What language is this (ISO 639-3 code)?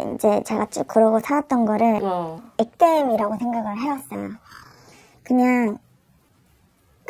kor